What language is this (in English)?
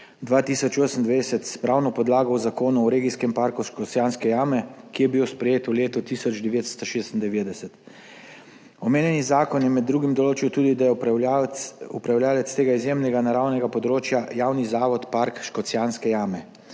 Slovenian